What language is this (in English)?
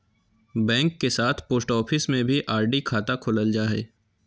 Magahi